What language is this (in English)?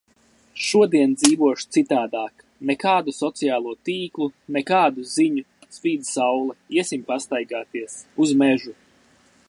Latvian